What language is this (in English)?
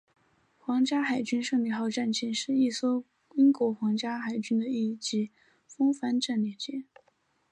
Chinese